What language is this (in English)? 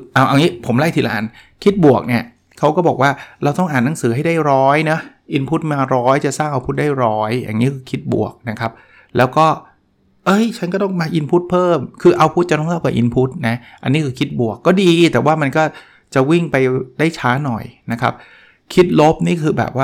Thai